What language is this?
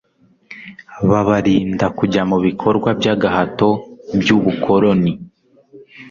Kinyarwanda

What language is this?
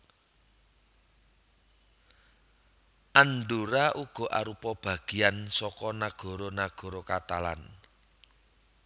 Javanese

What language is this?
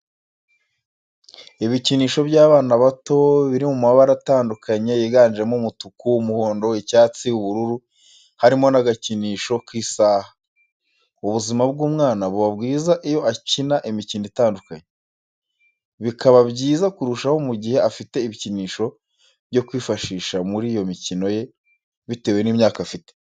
Kinyarwanda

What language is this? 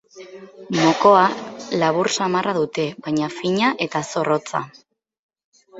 Basque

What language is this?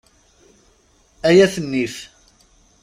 Kabyle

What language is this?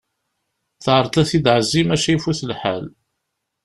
Kabyle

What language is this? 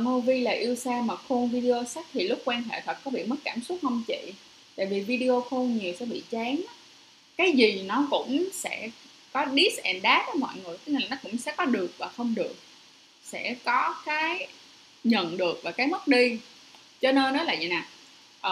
Vietnamese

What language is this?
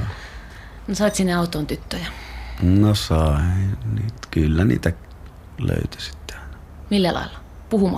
Finnish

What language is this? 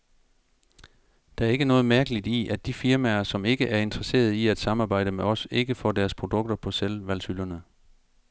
Danish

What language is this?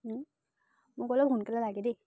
Assamese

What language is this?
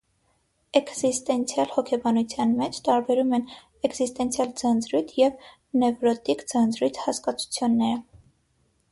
Armenian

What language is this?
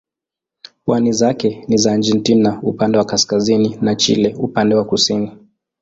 Swahili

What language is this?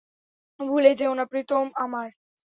Bangla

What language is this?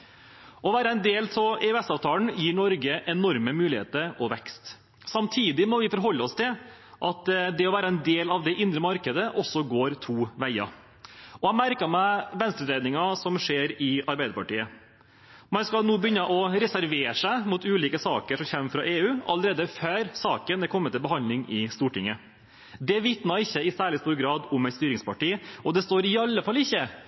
Norwegian Bokmål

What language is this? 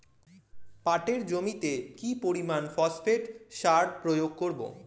Bangla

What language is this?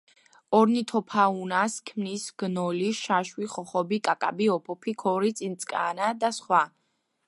Georgian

